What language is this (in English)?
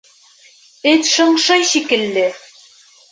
Bashkir